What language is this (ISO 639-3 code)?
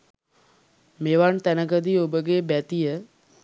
sin